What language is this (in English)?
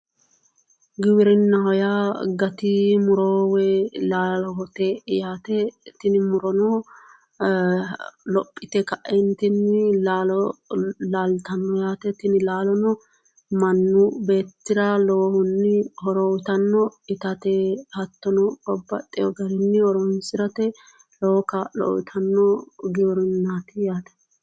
Sidamo